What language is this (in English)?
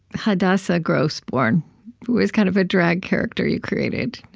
English